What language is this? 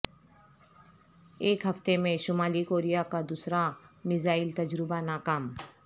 Urdu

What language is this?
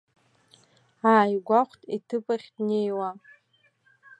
Abkhazian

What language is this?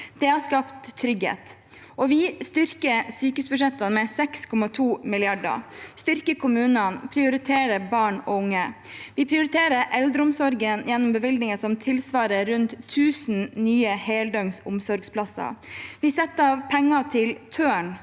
Norwegian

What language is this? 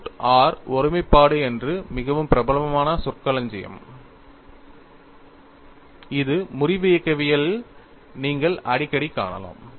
Tamil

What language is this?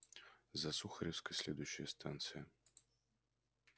Russian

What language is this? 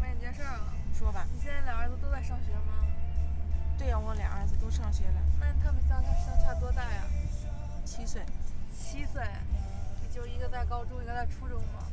Chinese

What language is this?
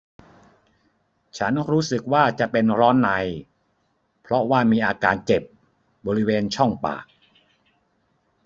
Thai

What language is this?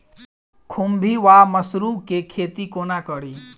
Maithili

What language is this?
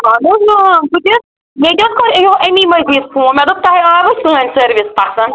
Kashmiri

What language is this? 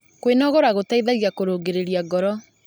Kikuyu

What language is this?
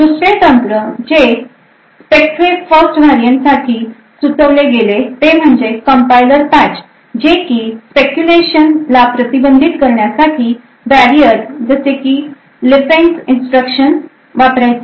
Marathi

